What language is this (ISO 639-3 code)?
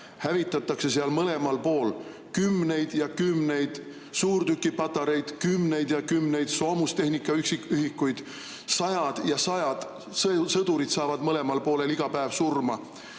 est